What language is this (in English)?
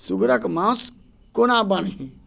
Maithili